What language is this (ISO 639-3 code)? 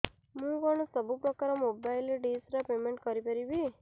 ori